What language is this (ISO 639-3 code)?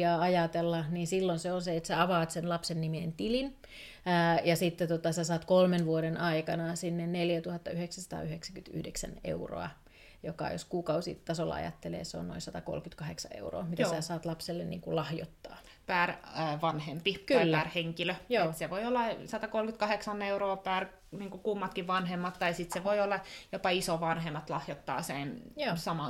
fin